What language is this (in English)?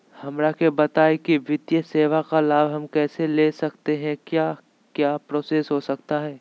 Magahi